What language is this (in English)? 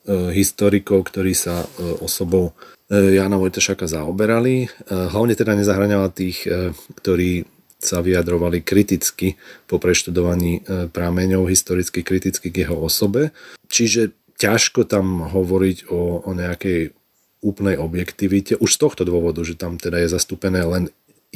Slovak